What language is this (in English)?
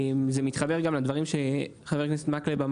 Hebrew